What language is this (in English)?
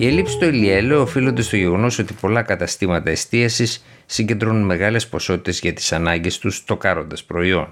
Greek